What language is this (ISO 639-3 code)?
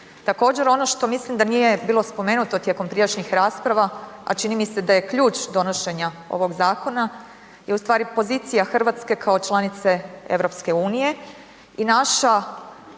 hrv